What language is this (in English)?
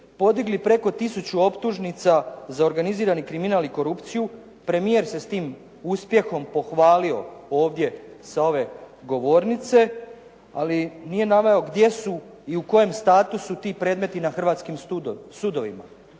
Croatian